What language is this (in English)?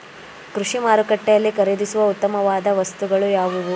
Kannada